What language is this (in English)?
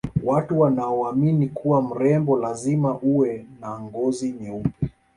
Swahili